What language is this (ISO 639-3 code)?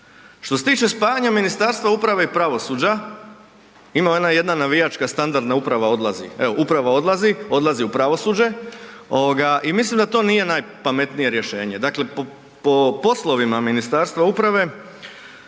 hrv